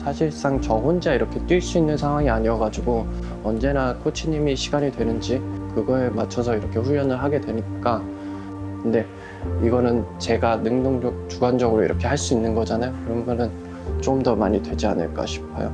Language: Korean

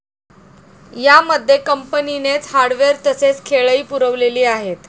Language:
Marathi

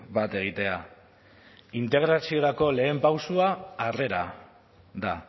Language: Basque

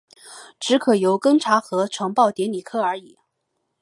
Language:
Chinese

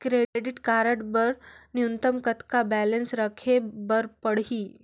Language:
Chhattisgarhi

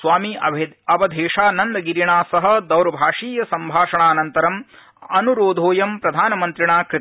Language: Sanskrit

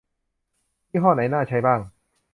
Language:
Thai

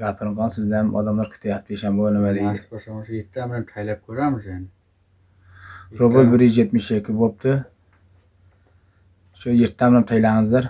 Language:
Uzbek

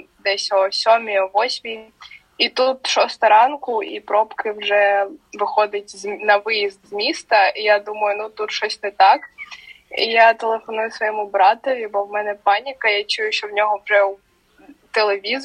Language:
Ukrainian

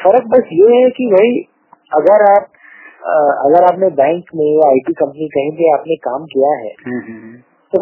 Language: Gujarati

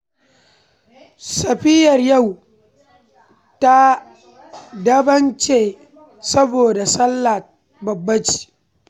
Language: Hausa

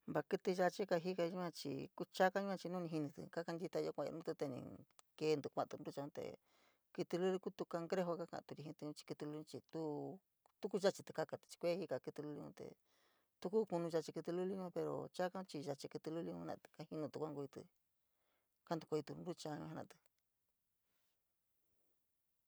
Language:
San Miguel El Grande Mixtec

